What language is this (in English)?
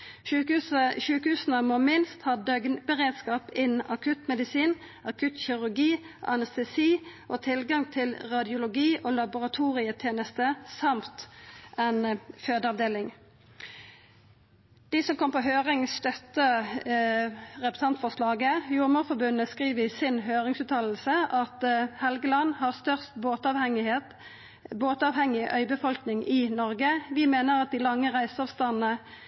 Norwegian Nynorsk